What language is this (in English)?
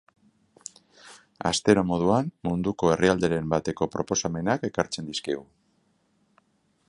Basque